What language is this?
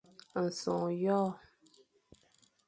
Fang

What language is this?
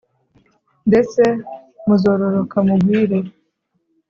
Kinyarwanda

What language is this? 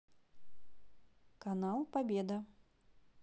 Russian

